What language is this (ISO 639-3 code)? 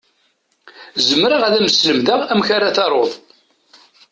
kab